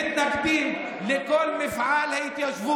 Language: Hebrew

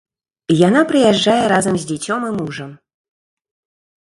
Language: Belarusian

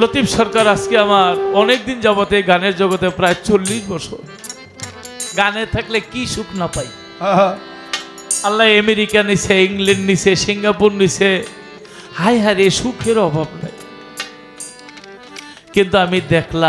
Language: Arabic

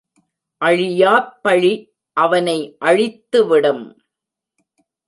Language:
Tamil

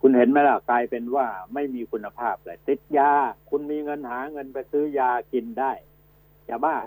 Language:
Thai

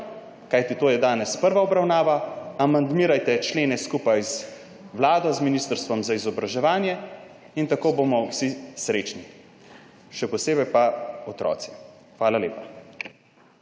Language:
Slovenian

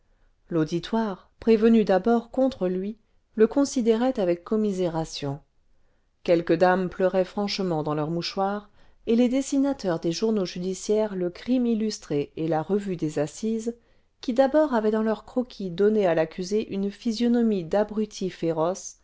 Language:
French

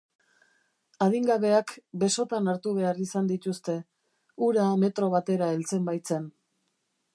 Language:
Basque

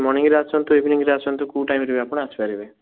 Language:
Odia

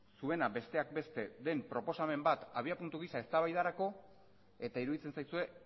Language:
Basque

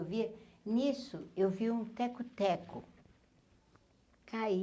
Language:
Portuguese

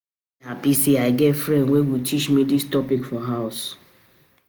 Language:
Nigerian Pidgin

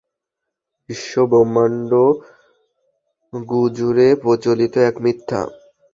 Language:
Bangla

